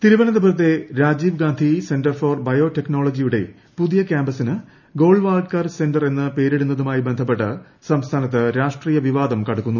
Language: Malayalam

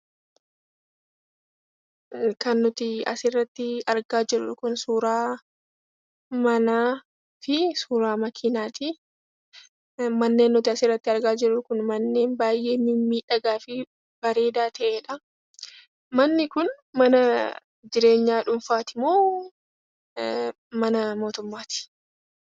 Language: Oromo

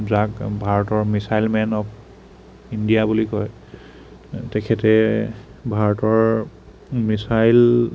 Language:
Assamese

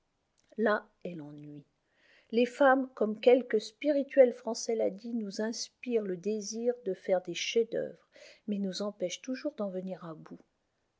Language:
French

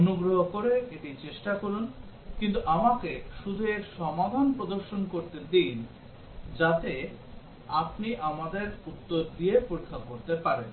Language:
Bangla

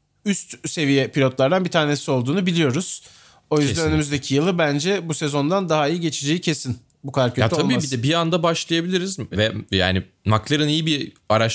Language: Turkish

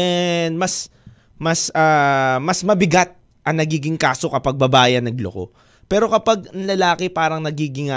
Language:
Filipino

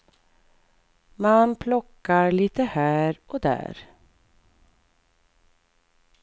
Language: Swedish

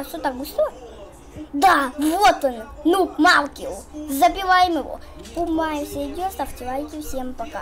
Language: Russian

